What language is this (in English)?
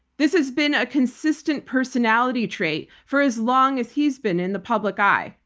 English